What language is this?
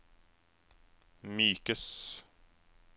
Norwegian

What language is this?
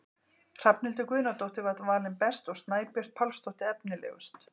Icelandic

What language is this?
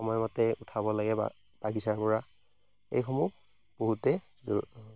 Assamese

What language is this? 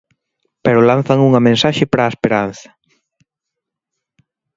Galician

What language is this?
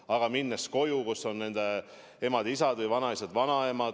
Estonian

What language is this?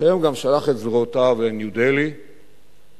Hebrew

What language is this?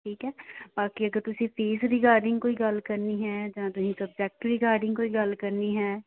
Punjabi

